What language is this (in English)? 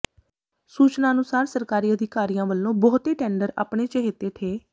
Punjabi